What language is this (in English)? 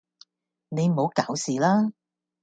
Cantonese